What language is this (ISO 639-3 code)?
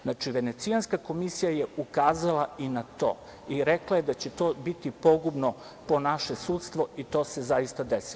srp